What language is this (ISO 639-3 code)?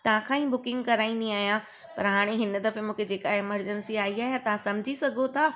snd